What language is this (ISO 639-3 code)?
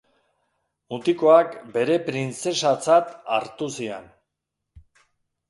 eus